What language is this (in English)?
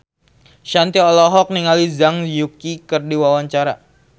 Sundanese